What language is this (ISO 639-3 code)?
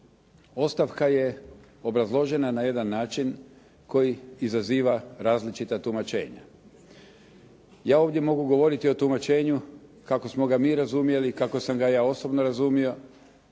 hrv